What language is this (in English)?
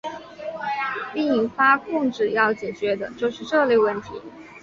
Chinese